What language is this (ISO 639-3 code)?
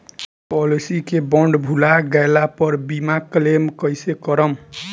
bho